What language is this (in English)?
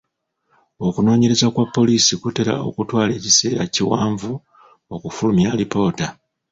Ganda